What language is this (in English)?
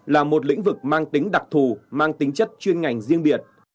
Vietnamese